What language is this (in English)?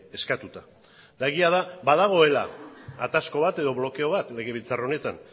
Basque